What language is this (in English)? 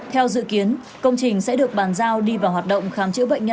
Vietnamese